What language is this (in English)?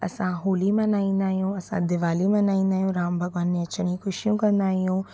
Sindhi